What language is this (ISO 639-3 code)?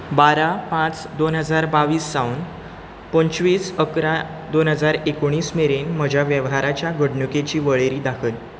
kok